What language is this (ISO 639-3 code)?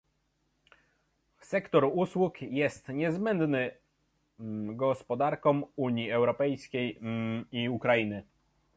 pol